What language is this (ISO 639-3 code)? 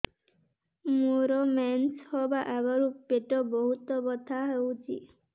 ori